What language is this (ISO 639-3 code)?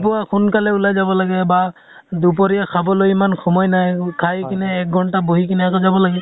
asm